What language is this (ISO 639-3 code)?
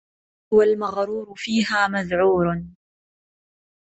ara